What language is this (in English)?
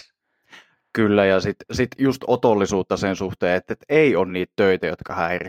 Finnish